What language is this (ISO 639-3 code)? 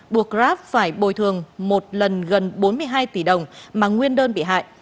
vie